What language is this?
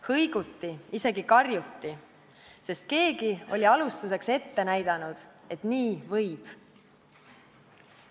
Estonian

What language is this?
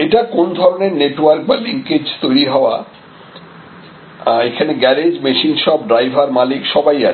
Bangla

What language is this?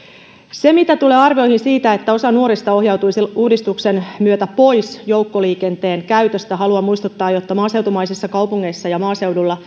Finnish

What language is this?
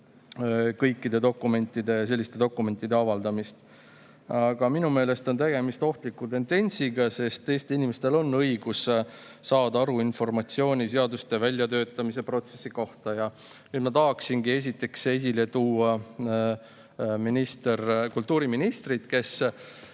Estonian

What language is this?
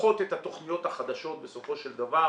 Hebrew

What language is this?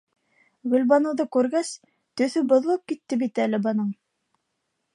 Bashkir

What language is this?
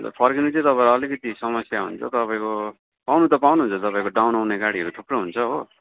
Nepali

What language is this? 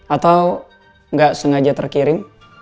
Indonesian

